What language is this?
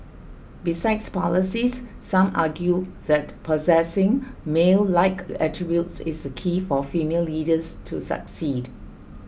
English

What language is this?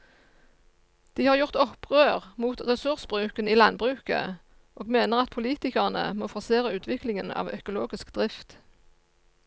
Norwegian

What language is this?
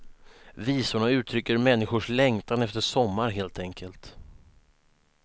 Swedish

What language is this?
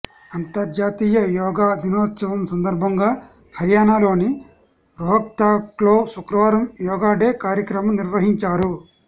Telugu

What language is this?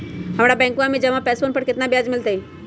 Magahi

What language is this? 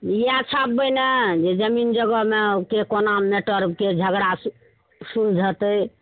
Maithili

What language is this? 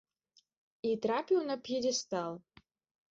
Belarusian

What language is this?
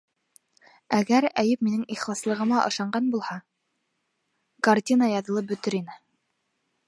Bashkir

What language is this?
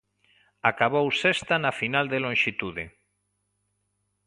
Galician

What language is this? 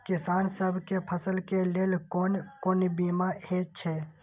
Maithili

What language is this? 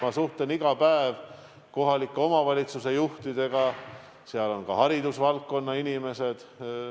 Estonian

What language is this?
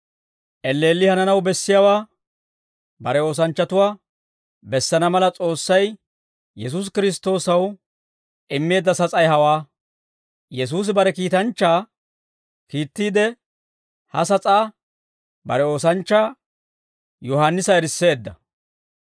Dawro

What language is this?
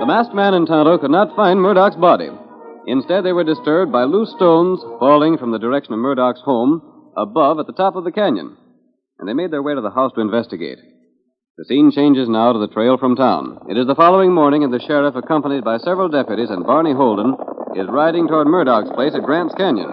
English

